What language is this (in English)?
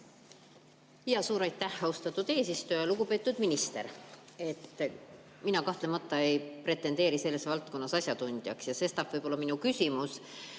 Estonian